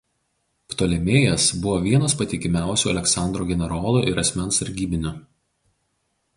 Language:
Lithuanian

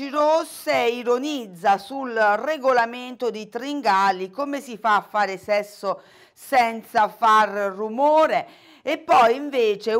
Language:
Italian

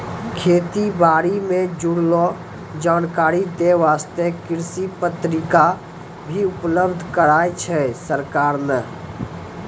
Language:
Maithili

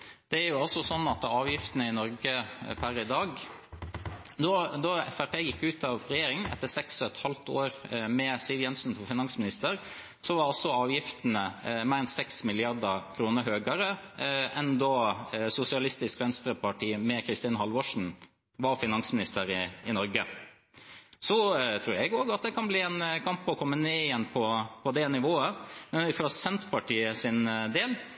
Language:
Norwegian Bokmål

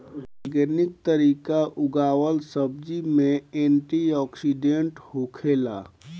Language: Bhojpuri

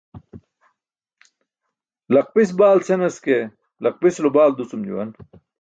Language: Burushaski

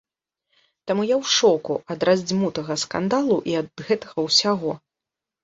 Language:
Belarusian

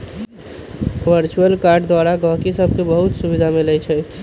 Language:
Magahi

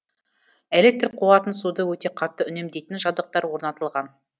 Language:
Kazakh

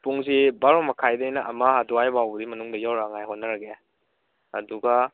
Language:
Manipuri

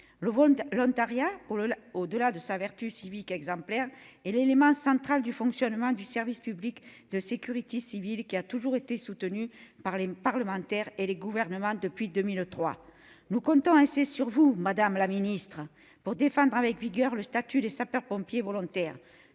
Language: French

